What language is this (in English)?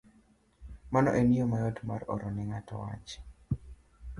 Luo (Kenya and Tanzania)